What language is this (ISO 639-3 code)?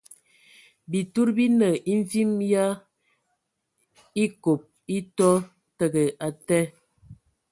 ewo